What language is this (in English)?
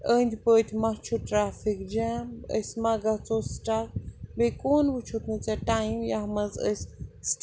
Kashmiri